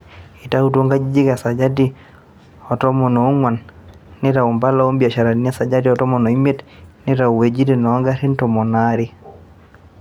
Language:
Masai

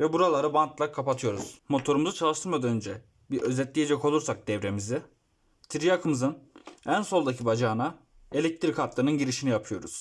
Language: Turkish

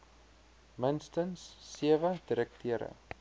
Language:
Afrikaans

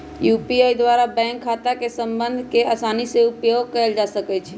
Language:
Magahi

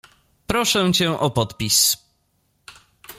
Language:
Polish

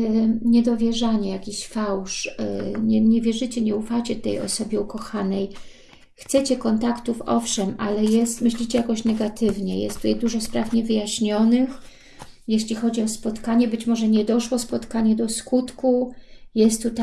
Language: Polish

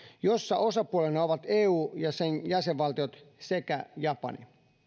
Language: Finnish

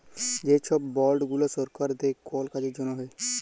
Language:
Bangla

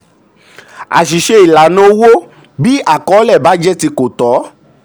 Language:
Yoruba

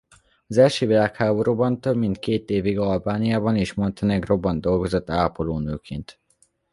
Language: Hungarian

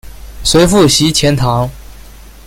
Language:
Chinese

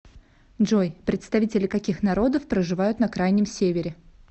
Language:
Russian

